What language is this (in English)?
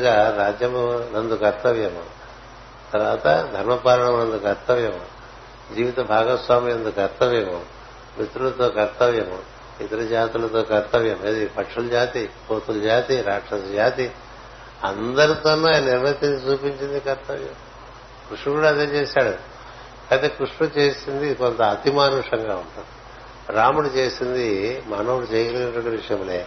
Telugu